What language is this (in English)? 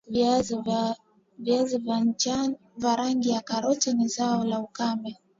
Swahili